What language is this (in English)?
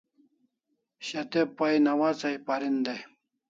Kalasha